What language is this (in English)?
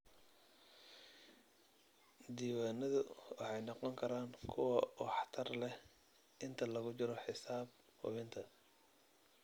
Somali